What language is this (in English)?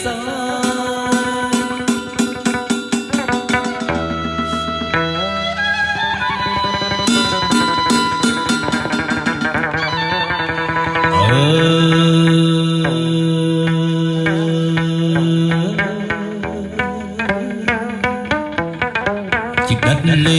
Vietnamese